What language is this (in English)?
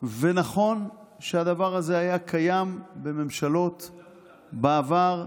Hebrew